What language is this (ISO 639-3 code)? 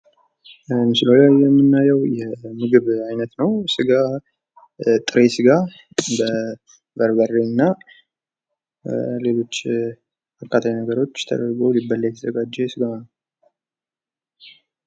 amh